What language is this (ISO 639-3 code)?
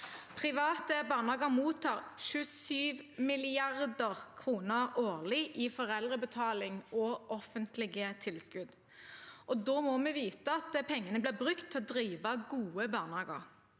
nor